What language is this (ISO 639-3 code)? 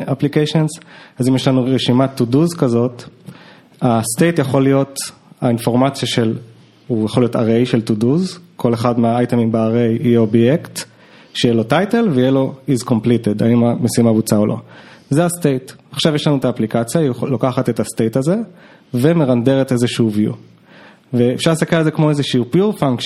heb